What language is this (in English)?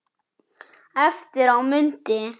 Icelandic